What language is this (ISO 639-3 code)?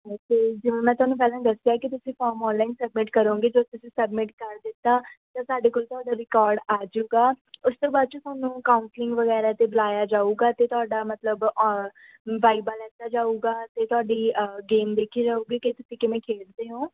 pan